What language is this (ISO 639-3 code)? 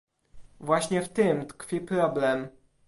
pol